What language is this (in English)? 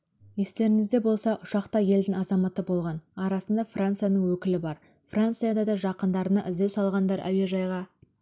Kazakh